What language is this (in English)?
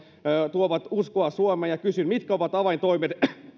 Finnish